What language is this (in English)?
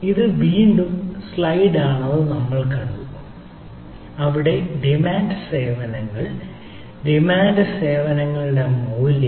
Malayalam